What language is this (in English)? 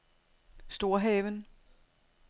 Danish